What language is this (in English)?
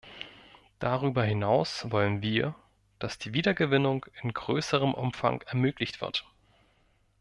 German